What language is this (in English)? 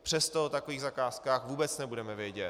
Czech